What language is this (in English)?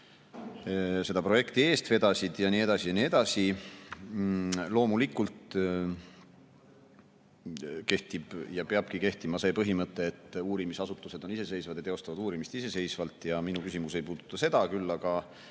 Estonian